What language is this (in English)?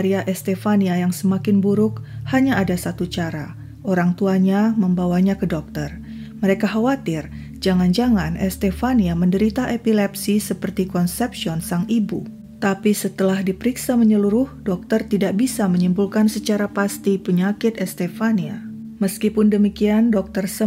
Indonesian